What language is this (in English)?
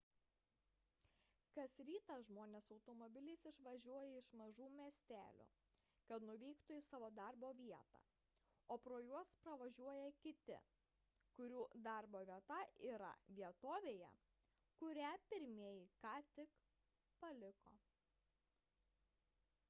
Lithuanian